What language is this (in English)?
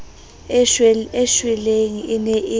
Southern Sotho